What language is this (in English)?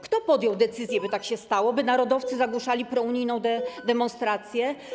Polish